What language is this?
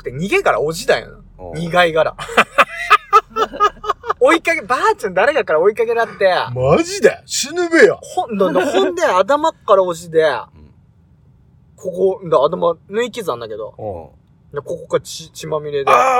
Japanese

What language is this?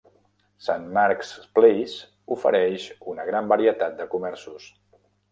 Catalan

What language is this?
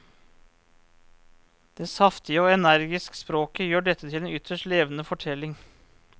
Norwegian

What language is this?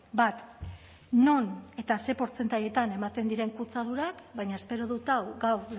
Basque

